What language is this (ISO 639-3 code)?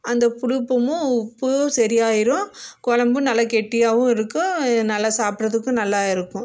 tam